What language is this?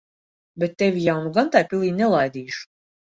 Latvian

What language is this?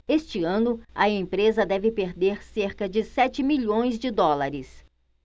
Portuguese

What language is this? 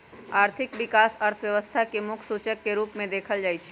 Magahi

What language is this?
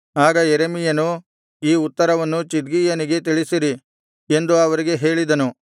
Kannada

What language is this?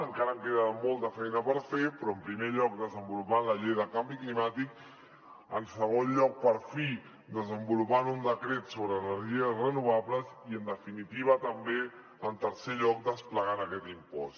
Catalan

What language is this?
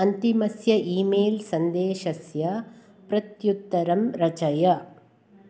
Sanskrit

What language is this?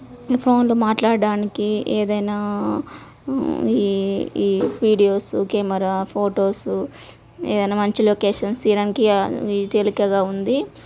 Telugu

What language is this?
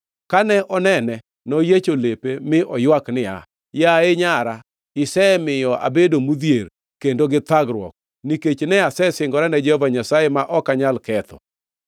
Luo (Kenya and Tanzania)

